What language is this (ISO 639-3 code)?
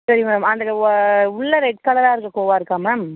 tam